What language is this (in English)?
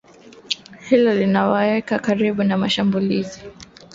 Swahili